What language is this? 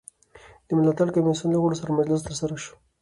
Pashto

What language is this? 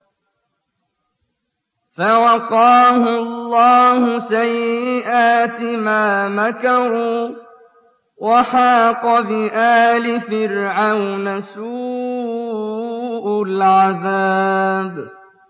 Arabic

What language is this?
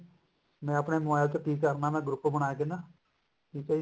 Punjabi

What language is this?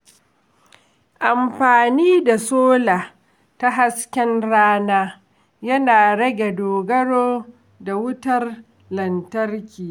Hausa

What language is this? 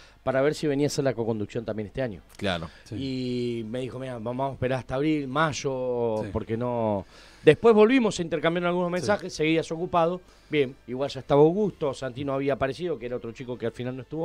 Spanish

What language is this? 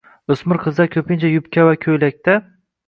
Uzbek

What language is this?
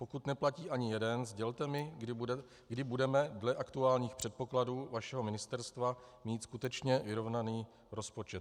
Czech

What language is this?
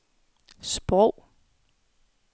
Danish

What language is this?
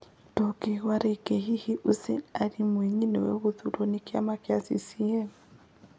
Kikuyu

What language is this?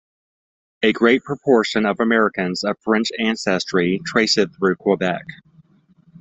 English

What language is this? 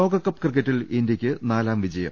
Malayalam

